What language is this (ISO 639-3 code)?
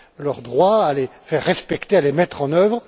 fra